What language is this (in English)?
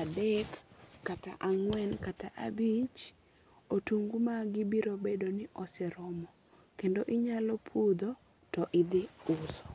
Luo (Kenya and Tanzania)